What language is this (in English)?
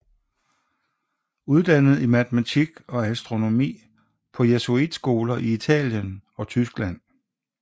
Danish